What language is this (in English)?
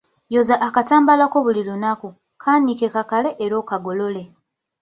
Ganda